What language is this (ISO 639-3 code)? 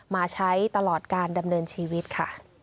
tha